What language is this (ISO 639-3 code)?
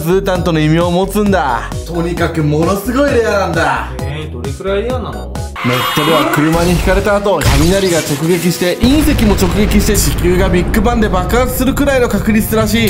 jpn